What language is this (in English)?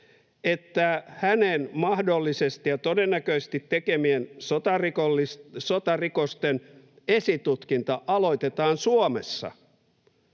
Finnish